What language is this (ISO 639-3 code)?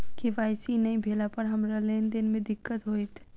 mai